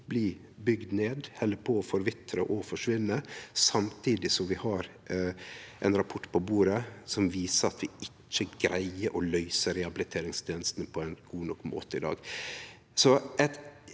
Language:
Norwegian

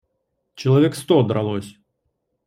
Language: Russian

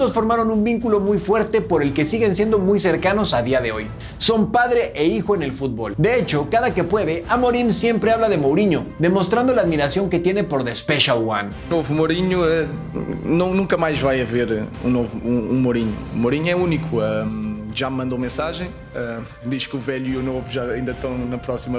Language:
Spanish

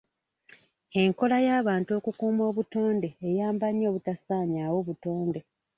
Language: Ganda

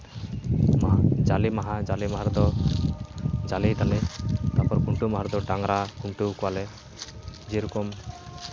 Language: Santali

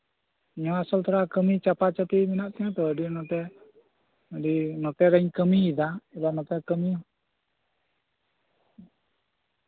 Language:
Santali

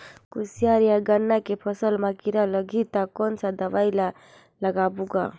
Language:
Chhattisgarhi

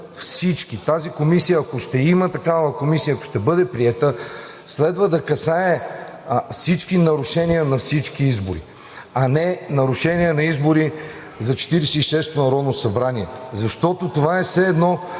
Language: Bulgarian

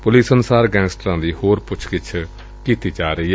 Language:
Punjabi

